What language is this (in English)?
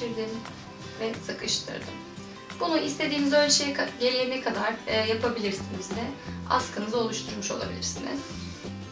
Turkish